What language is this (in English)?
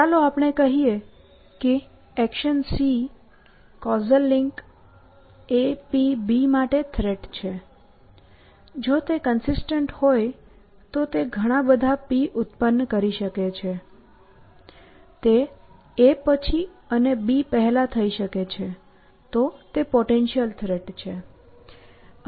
Gujarati